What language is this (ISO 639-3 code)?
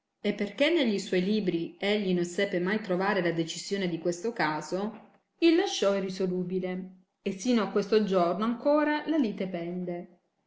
ita